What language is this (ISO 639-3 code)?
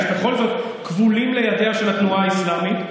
heb